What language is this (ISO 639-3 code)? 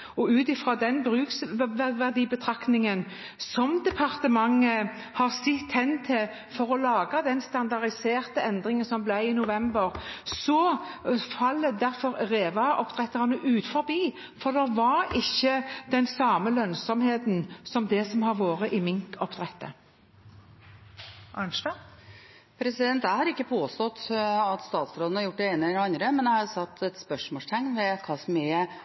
nor